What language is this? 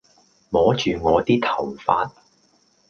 Cantonese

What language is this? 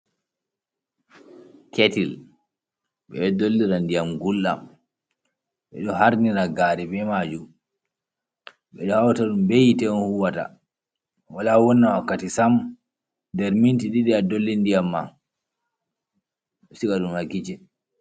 Fula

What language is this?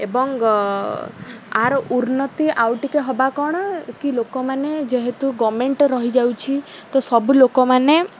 Odia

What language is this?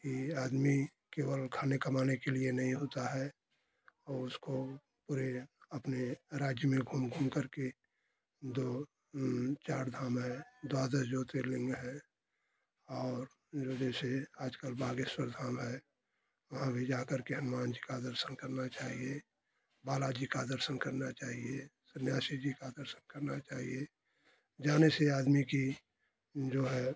Hindi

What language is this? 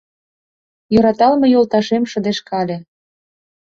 Mari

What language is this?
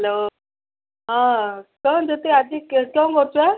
Odia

